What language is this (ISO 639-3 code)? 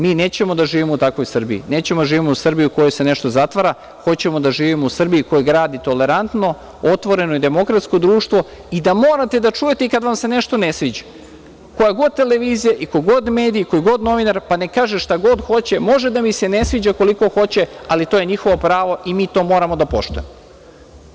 srp